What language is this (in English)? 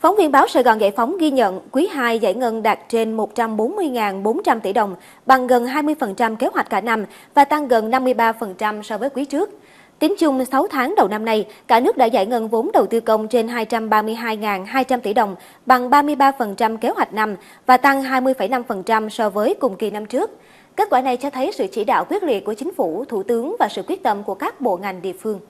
Vietnamese